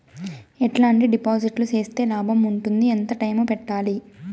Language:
Telugu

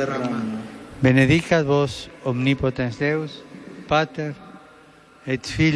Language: Slovak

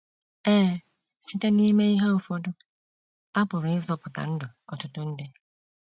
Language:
Igbo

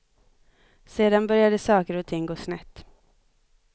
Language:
Swedish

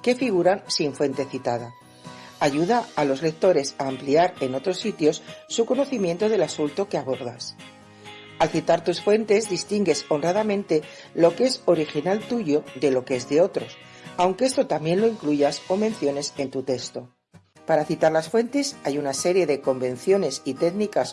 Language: Spanish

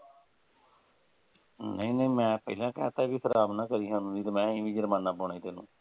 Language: Punjabi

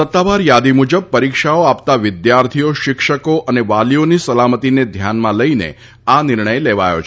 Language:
Gujarati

